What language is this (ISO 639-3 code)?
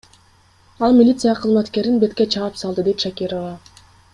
kir